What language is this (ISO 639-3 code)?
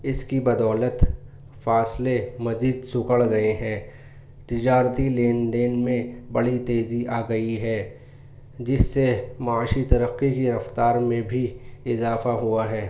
urd